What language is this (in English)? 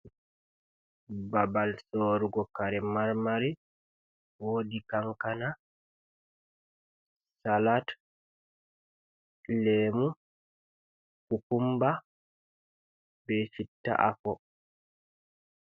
Fula